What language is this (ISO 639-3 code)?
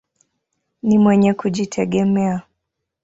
swa